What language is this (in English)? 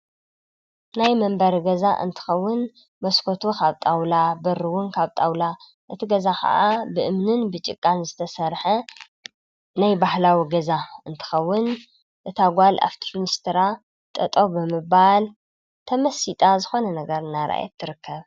Tigrinya